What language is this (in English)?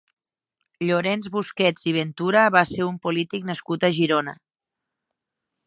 Catalan